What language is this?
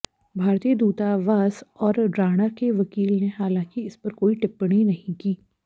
Hindi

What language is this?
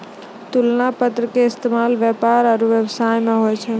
Maithili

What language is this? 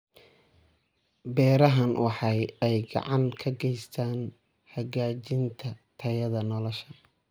Somali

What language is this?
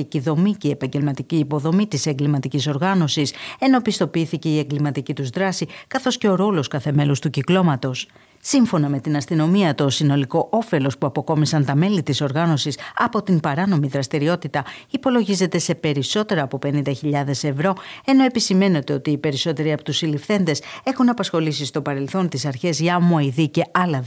Greek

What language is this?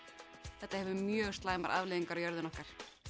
Icelandic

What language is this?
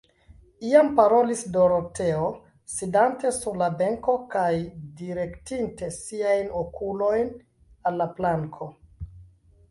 Esperanto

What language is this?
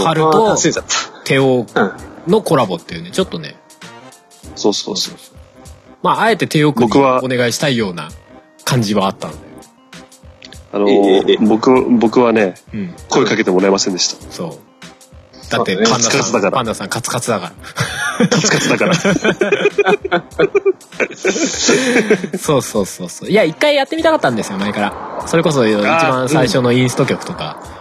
Japanese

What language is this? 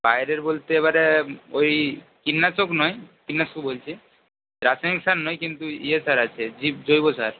Bangla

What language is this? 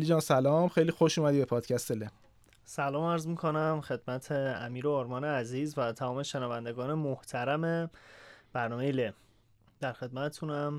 Persian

